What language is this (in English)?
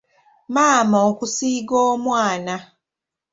Ganda